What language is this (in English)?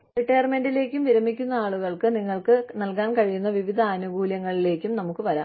Malayalam